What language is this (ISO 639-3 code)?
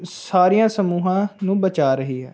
pan